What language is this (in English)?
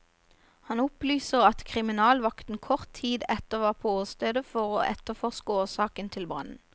Norwegian